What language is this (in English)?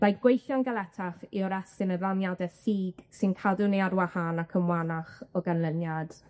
Welsh